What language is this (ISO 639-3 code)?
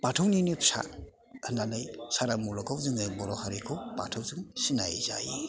brx